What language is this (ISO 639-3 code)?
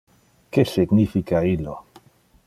ina